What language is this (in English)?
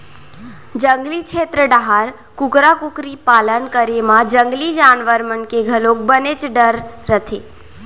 Chhattisgarhi